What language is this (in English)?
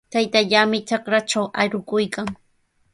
Sihuas Ancash Quechua